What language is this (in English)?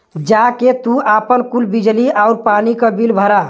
Bhojpuri